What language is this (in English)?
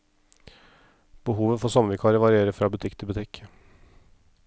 Norwegian